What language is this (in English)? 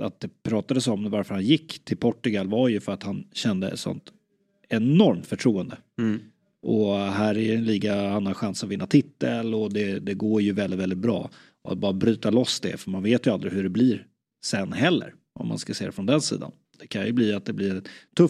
Swedish